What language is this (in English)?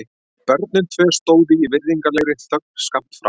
Icelandic